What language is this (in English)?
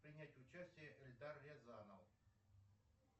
Russian